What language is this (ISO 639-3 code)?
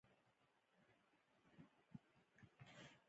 pus